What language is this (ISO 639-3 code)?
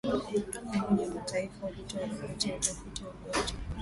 swa